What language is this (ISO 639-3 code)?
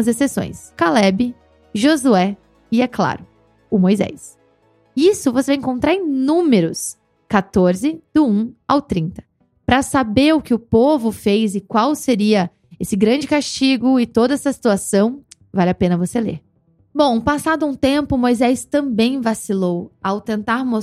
por